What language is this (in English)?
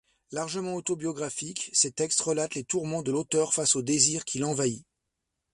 French